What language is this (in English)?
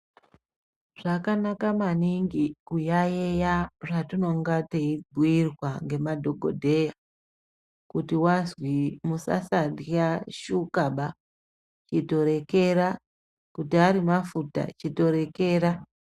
Ndau